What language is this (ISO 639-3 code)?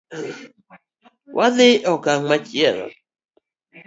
luo